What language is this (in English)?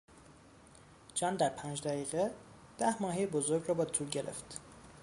Persian